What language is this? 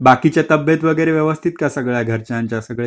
Marathi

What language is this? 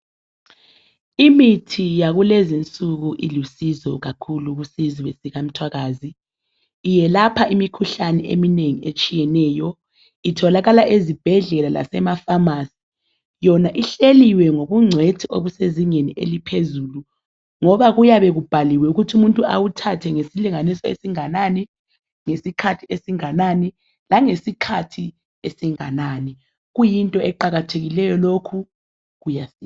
North Ndebele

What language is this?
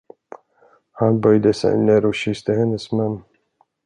Swedish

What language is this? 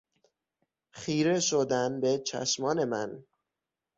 Persian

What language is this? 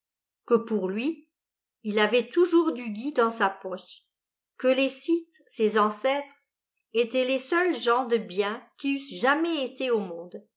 French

